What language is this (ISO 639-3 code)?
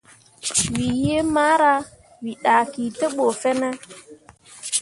mua